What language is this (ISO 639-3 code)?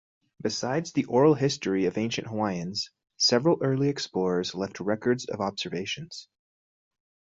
eng